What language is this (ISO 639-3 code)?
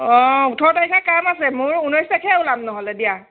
asm